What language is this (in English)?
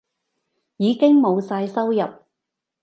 Cantonese